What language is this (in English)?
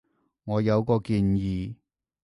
Cantonese